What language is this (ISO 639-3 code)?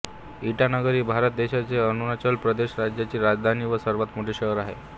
mar